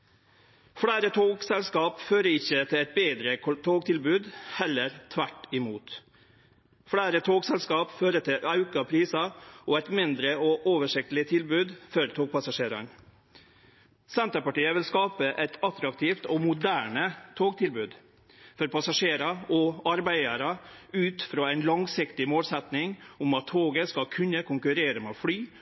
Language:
Norwegian Nynorsk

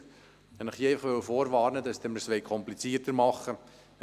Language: Swiss German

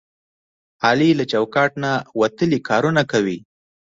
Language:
Pashto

